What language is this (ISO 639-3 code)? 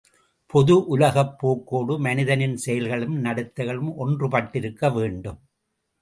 tam